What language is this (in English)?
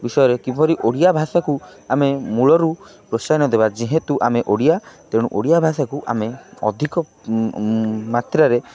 Odia